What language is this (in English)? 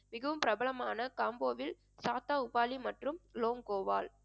Tamil